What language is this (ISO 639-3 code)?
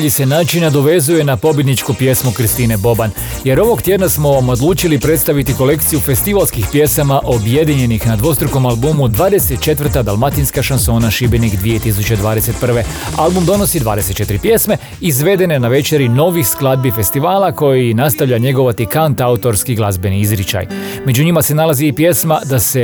hrv